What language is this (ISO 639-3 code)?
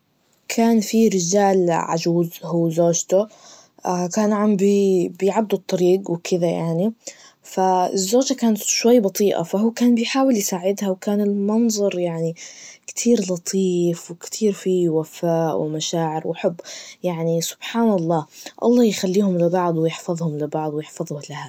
ars